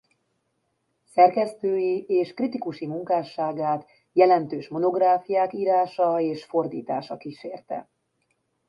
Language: Hungarian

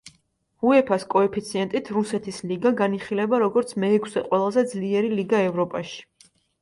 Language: Georgian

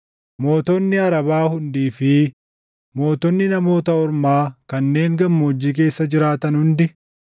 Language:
Oromo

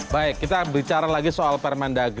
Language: Indonesian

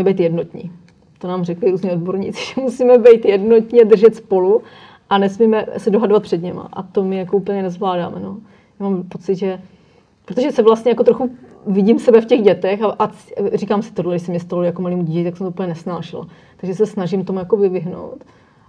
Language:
Czech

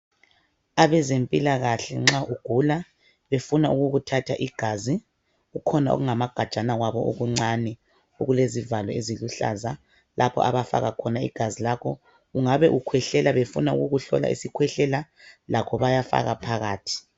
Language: North Ndebele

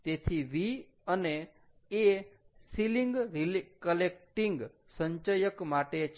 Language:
Gujarati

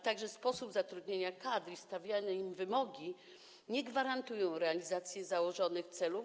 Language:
Polish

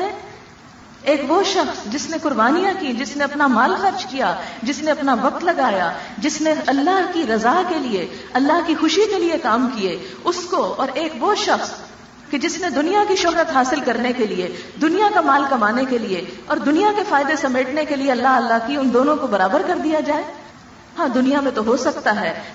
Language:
Urdu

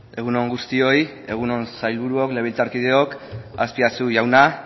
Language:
Basque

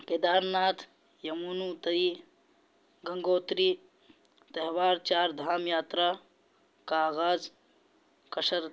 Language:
Urdu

